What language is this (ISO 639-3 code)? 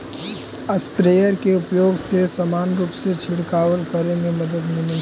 mag